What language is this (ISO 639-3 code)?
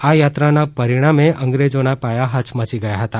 guj